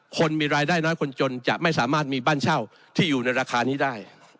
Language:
Thai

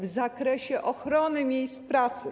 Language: Polish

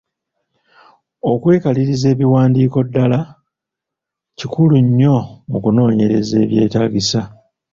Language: Ganda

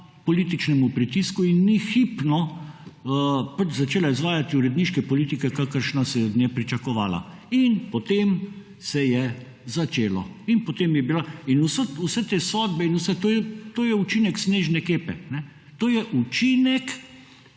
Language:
Slovenian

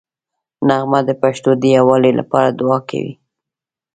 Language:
Pashto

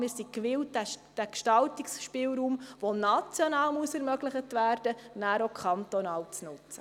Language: Swiss German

